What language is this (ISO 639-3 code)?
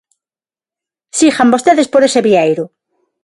glg